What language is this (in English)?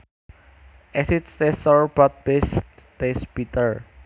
Javanese